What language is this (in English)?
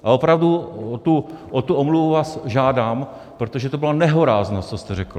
Czech